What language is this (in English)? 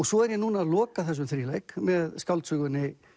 Icelandic